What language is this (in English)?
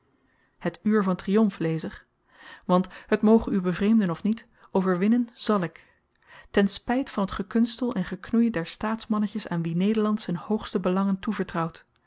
Dutch